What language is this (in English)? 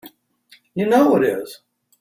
English